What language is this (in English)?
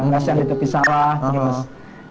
Indonesian